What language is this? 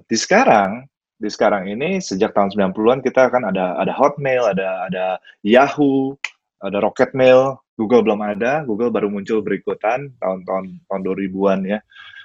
Indonesian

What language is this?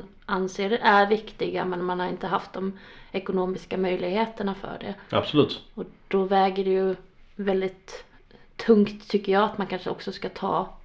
Swedish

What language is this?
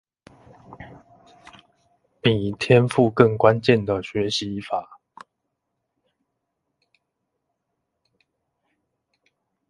Chinese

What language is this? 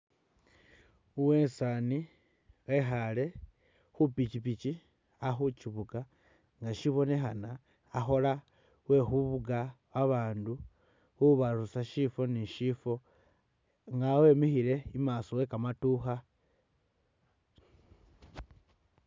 Masaaba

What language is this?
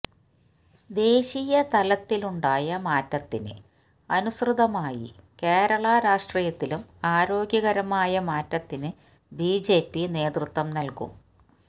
Malayalam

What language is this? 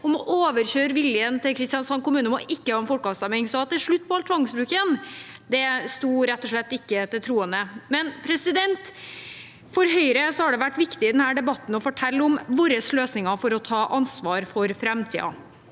Norwegian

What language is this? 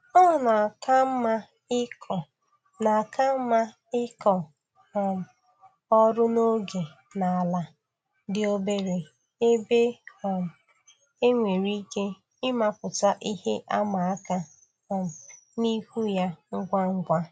Igbo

